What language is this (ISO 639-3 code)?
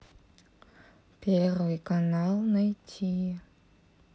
rus